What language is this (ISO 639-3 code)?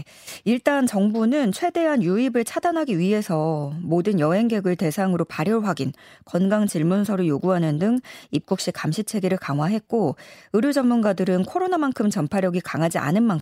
kor